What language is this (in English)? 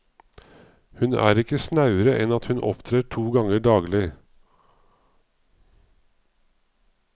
Norwegian